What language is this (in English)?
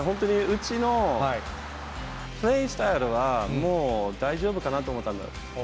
Japanese